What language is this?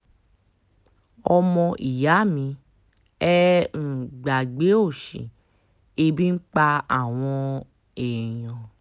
Yoruba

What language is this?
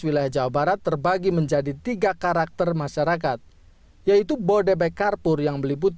Indonesian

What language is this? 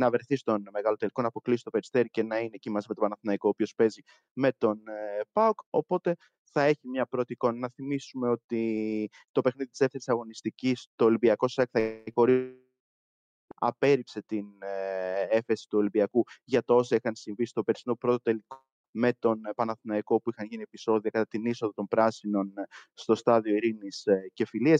Greek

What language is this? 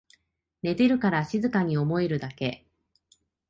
Japanese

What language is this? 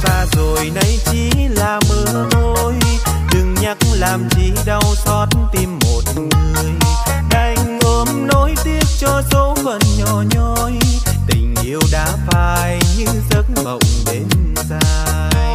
Vietnamese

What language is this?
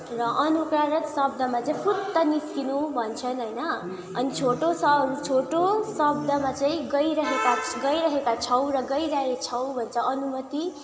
Nepali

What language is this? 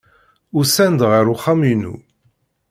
Kabyle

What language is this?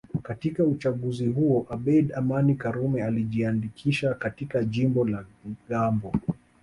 Swahili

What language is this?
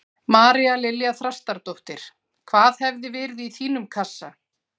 Icelandic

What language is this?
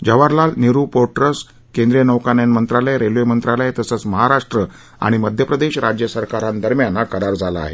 Marathi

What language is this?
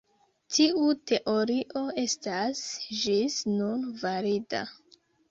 Esperanto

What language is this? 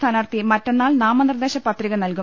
Malayalam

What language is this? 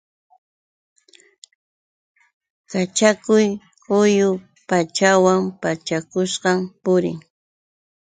Yauyos Quechua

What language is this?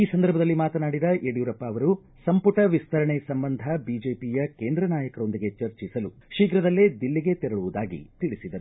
Kannada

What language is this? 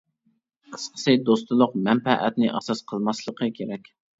Uyghur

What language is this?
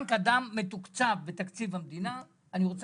Hebrew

